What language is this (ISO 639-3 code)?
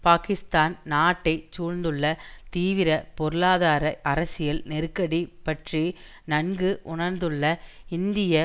tam